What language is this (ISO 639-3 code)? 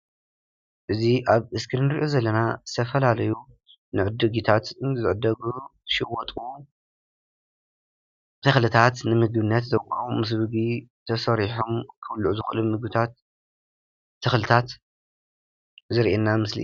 tir